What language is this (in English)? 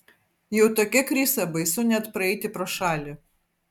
Lithuanian